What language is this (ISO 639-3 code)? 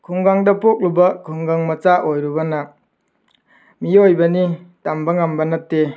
mni